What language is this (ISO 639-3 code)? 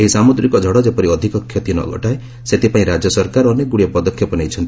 ori